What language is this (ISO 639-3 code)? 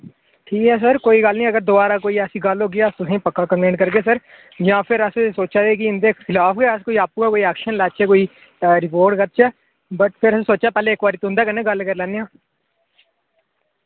doi